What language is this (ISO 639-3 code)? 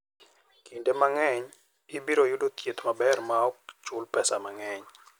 luo